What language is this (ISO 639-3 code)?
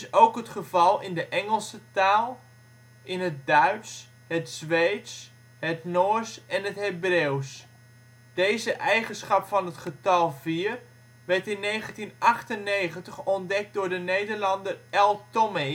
nld